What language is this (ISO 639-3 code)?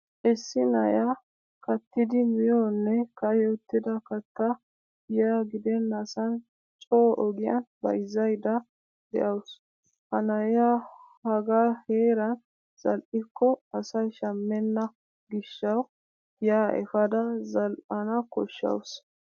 wal